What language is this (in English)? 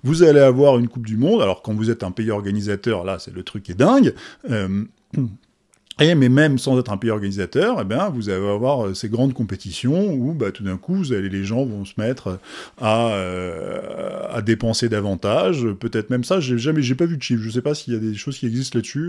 French